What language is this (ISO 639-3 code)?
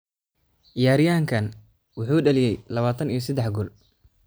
som